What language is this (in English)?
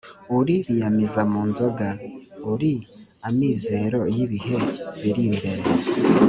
Kinyarwanda